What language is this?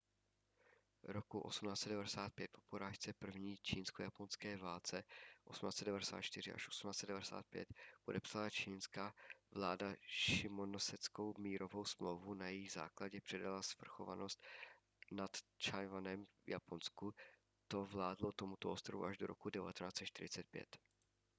Czech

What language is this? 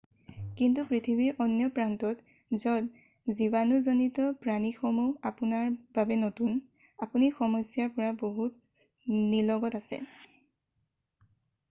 Assamese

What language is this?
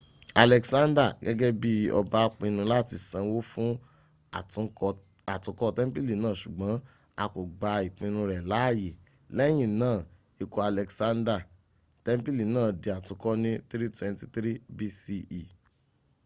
Yoruba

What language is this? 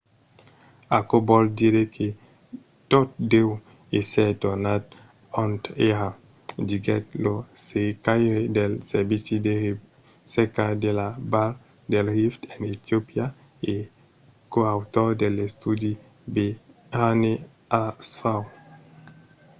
Occitan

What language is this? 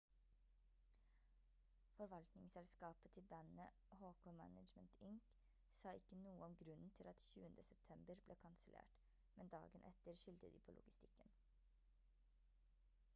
Norwegian Bokmål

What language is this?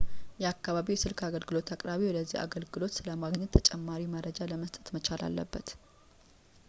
Amharic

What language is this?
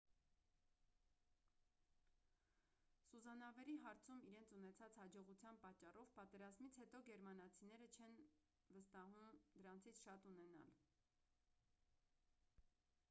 Armenian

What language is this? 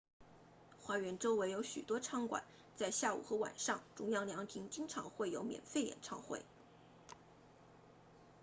Chinese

